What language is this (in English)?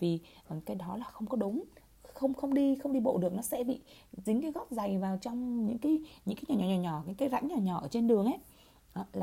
Vietnamese